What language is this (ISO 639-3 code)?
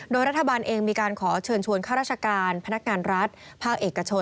tha